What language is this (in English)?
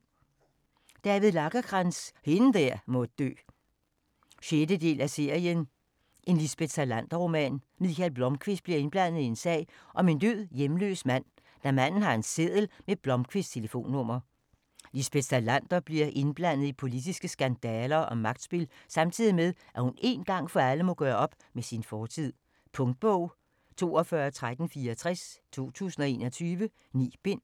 Danish